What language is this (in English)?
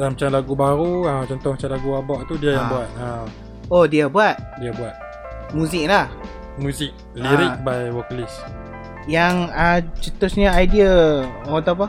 Malay